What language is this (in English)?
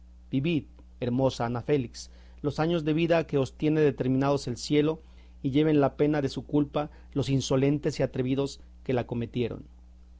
Spanish